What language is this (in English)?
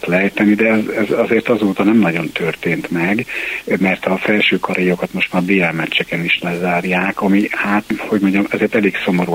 Hungarian